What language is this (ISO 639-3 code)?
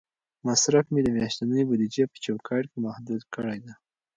pus